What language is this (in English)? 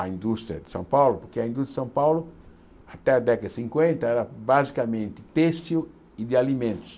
Portuguese